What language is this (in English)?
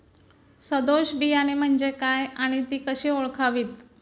Marathi